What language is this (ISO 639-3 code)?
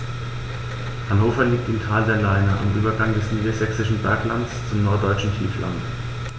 deu